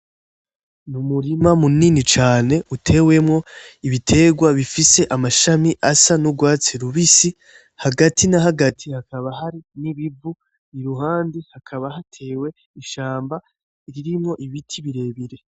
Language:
Rundi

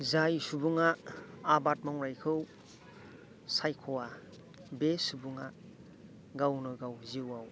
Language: Bodo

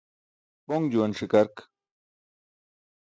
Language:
Burushaski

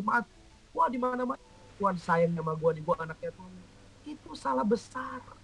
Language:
Indonesian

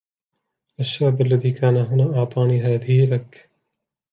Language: Arabic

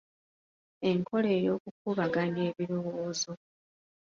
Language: Ganda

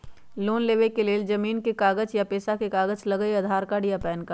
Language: Magahi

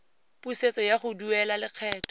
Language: Tswana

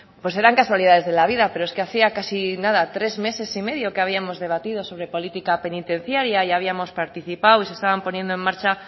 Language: Spanish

